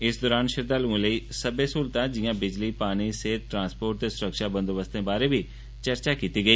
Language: Dogri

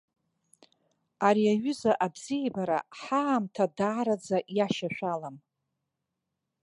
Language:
Abkhazian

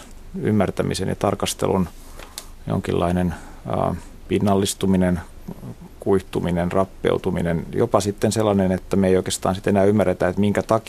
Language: Finnish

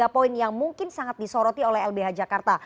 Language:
Indonesian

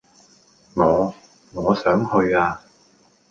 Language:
Cantonese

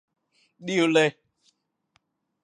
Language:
Thai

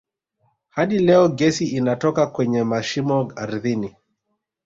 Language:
Swahili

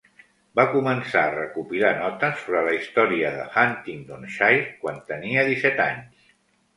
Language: Catalan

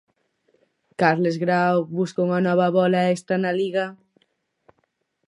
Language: Galician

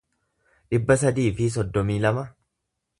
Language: Oromo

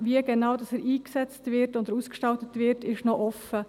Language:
Swiss German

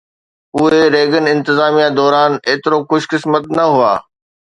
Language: Sindhi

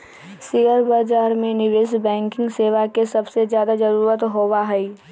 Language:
Magahi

